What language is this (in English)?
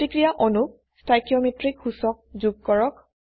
Assamese